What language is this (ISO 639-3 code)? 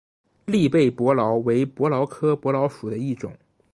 zho